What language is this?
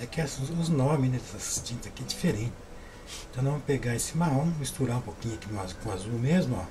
Portuguese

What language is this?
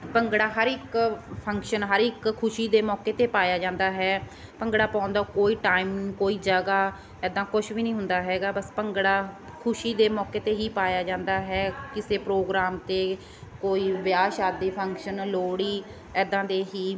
Punjabi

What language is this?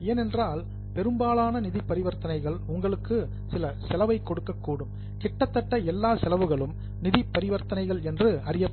Tamil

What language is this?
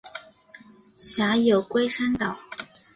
Chinese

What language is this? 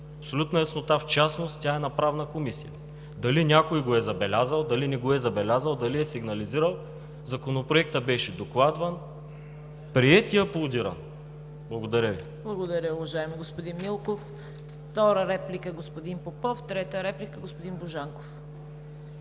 Bulgarian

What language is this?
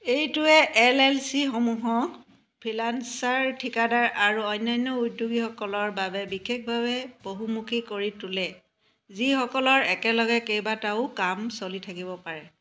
Assamese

